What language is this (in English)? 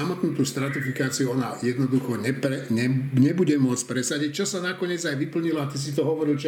Slovak